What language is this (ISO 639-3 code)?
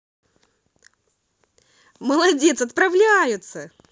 rus